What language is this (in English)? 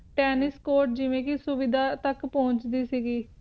Punjabi